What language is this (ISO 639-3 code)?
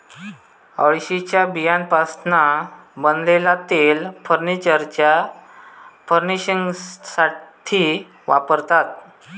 mar